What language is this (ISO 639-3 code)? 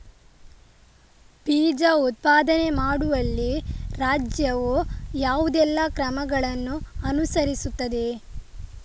kan